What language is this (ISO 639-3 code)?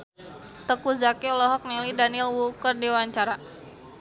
sun